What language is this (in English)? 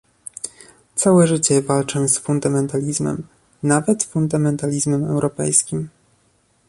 Polish